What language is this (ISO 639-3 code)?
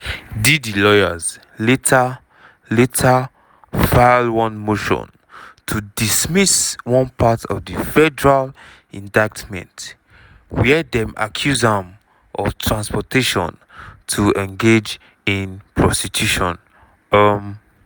pcm